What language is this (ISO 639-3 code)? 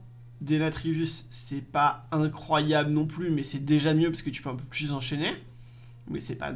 fra